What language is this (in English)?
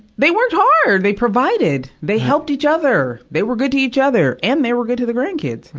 English